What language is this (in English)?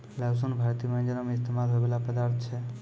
Maithili